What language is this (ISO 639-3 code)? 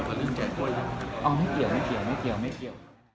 tha